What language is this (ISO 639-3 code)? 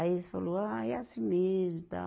por